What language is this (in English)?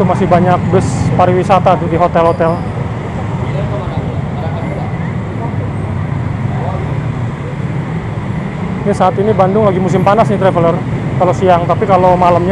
Indonesian